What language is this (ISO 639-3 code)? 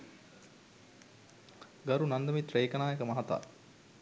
sin